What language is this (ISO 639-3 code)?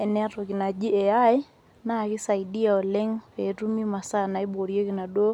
mas